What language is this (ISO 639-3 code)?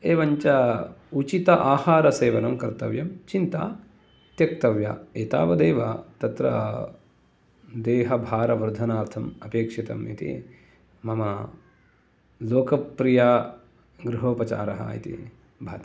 san